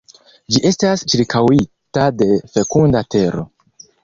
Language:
Esperanto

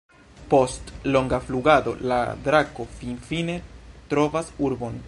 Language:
Esperanto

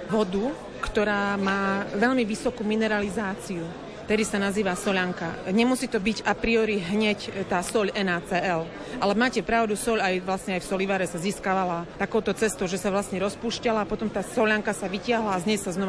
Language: Slovak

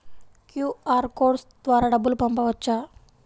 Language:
Telugu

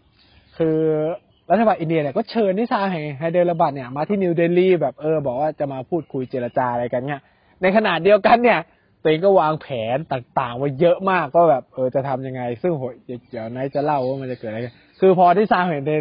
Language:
Thai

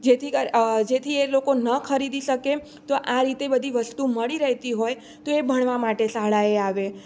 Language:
Gujarati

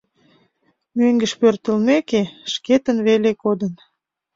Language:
Mari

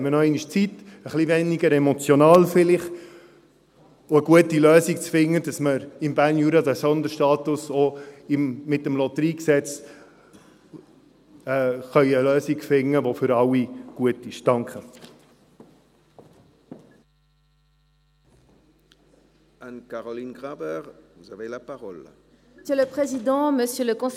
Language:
Swiss German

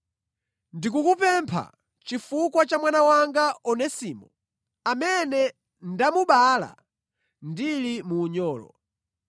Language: Nyanja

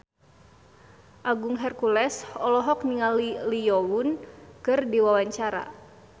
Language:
Sundanese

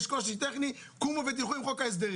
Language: Hebrew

